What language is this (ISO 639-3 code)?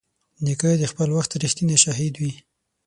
pus